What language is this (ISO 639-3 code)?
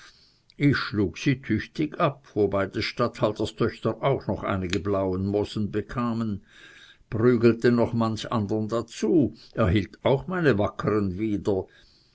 deu